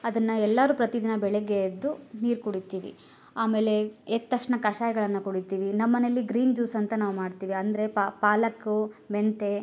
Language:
Kannada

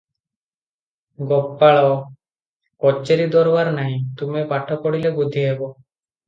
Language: Odia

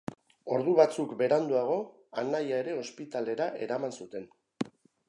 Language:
Basque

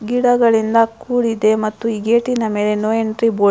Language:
Kannada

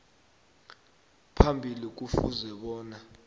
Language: South Ndebele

